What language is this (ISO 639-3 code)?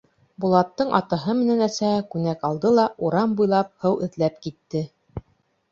bak